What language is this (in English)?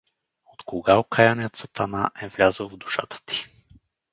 Bulgarian